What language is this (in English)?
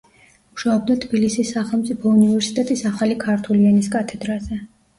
Georgian